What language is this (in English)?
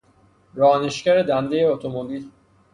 Persian